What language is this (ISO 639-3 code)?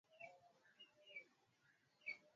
swa